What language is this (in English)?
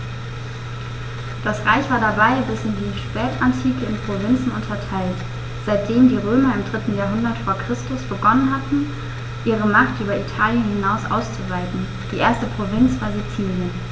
German